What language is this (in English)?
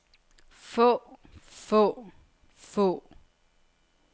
Danish